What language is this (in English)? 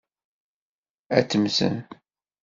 Kabyle